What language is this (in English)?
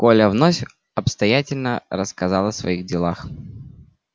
Russian